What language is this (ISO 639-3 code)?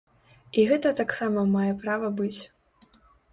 bel